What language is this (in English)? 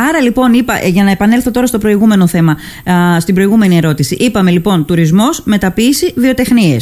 Greek